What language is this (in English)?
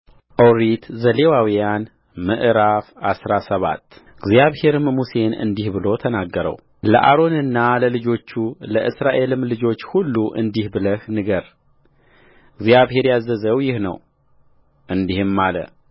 Amharic